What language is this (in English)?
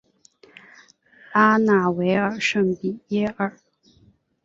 Chinese